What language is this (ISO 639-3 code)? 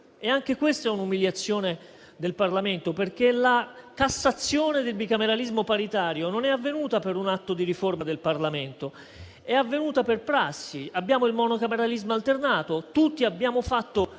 ita